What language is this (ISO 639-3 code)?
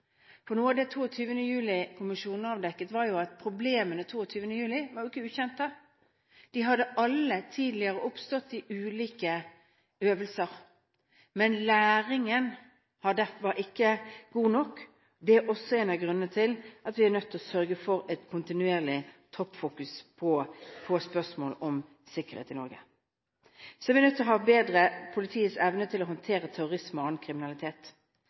nob